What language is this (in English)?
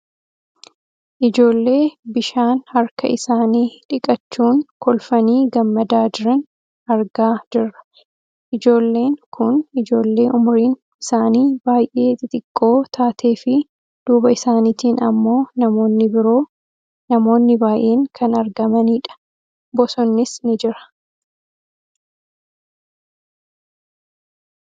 Oromo